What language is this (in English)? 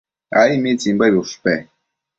Matsés